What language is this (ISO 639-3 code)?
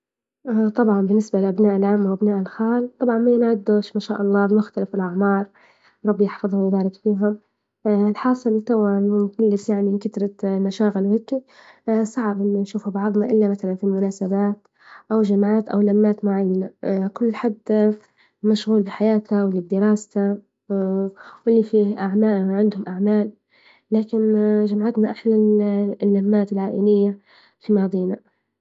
ayl